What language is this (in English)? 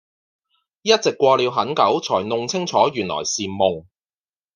Cantonese